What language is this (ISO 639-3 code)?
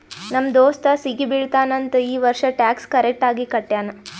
kan